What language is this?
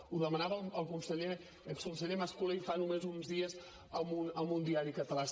Catalan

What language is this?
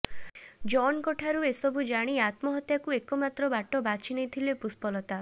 Odia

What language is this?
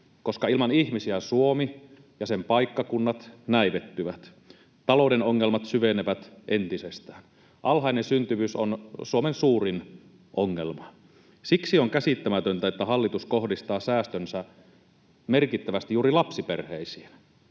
Finnish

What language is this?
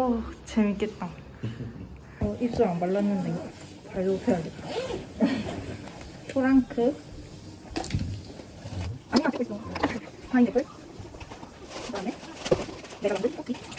Korean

